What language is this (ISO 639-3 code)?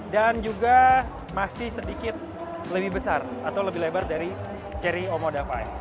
ind